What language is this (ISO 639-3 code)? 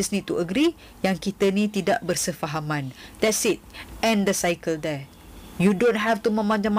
msa